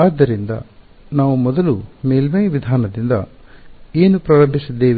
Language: Kannada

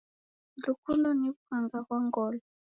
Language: Taita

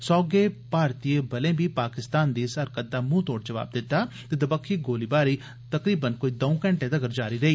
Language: Dogri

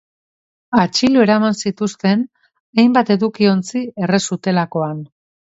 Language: Basque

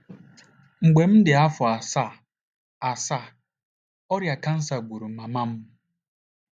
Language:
Igbo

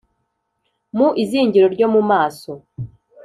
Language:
Kinyarwanda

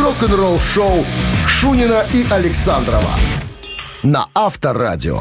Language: Russian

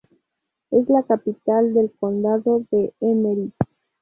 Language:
Spanish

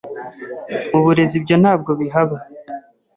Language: Kinyarwanda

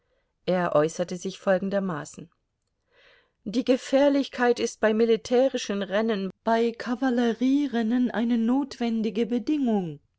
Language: German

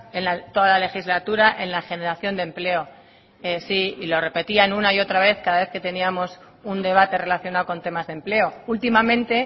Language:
Spanish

